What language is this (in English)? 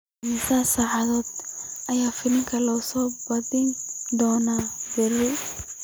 Somali